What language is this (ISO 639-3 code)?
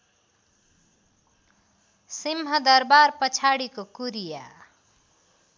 nep